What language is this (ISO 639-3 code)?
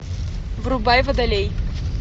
rus